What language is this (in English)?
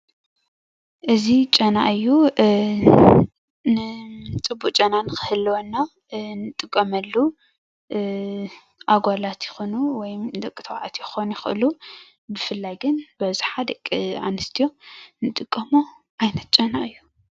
Tigrinya